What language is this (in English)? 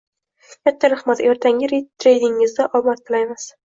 Uzbek